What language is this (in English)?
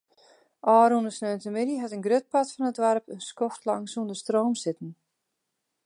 Western Frisian